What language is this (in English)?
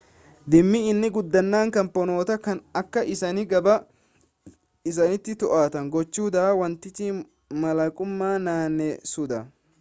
Oromo